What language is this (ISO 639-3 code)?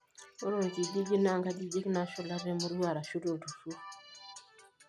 mas